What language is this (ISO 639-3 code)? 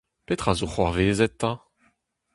bre